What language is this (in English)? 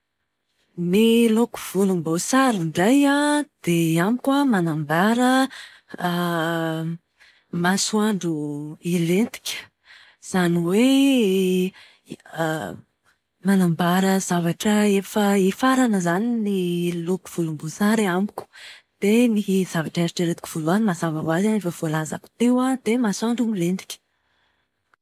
Malagasy